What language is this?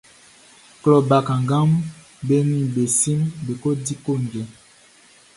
Baoulé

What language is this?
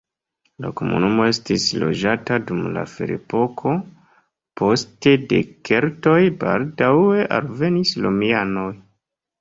Esperanto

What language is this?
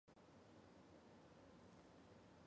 Chinese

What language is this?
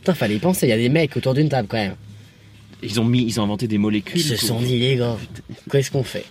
French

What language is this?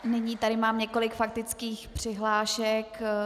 Czech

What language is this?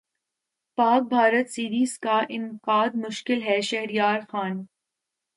Urdu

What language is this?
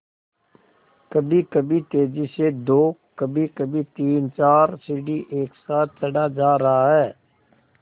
Hindi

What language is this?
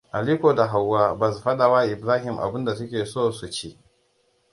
Hausa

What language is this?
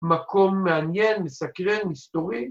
Hebrew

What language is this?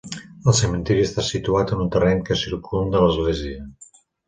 Catalan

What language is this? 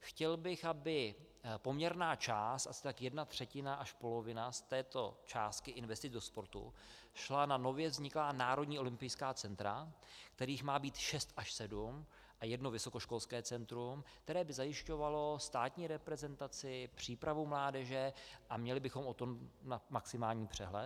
Czech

